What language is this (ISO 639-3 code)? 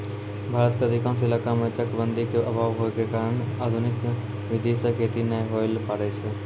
mai